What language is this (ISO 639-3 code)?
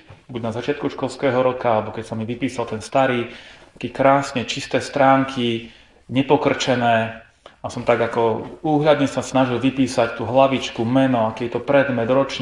slk